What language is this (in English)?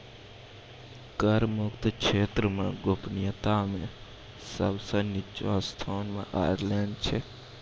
Maithili